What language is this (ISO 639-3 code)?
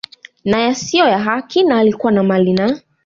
swa